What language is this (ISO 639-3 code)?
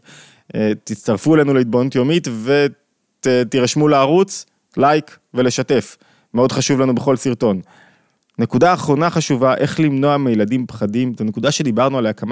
heb